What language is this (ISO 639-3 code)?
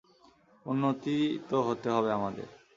ben